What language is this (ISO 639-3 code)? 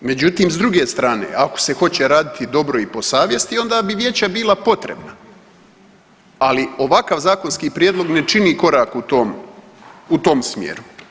hrv